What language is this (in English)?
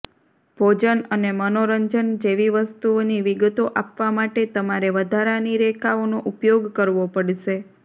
Gujarati